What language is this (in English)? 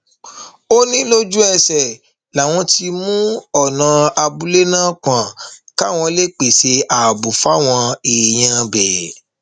Yoruba